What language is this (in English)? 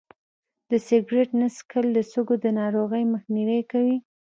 Pashto